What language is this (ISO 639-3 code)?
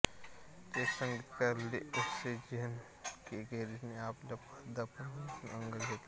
mar